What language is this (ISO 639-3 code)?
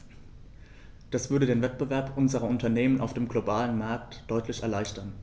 deu